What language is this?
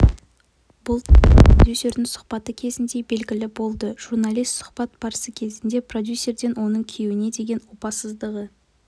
Kazakh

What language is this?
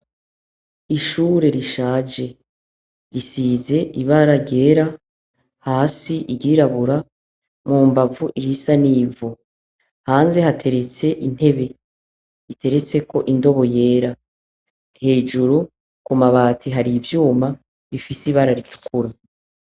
Rundi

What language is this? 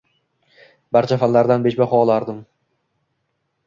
Uzbek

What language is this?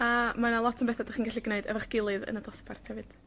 Welsh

